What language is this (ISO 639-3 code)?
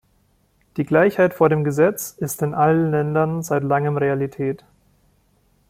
deu